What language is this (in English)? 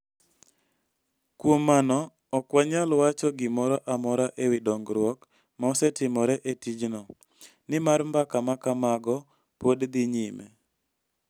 Luo (Kenya and Tanzania)